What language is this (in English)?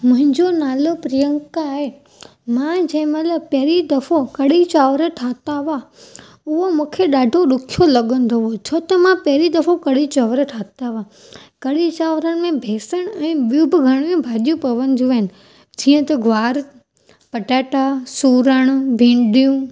Sindhi